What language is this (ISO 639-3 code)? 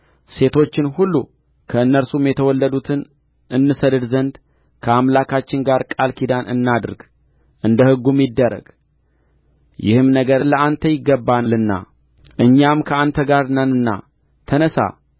amh